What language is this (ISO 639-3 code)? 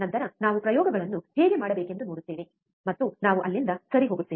kan